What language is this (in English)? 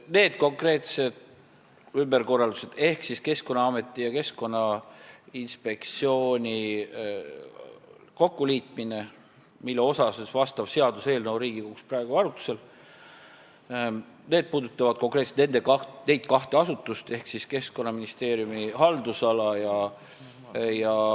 Estonian